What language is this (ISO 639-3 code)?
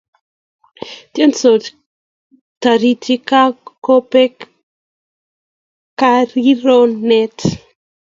kln